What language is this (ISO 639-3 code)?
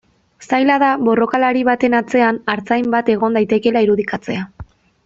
eus